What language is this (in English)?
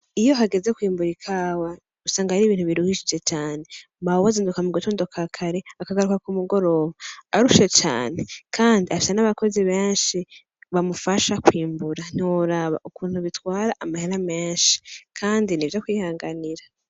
Rundi